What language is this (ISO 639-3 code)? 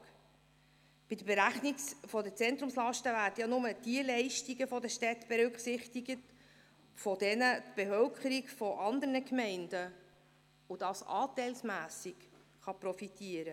gsw